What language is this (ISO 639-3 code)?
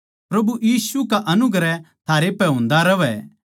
bgc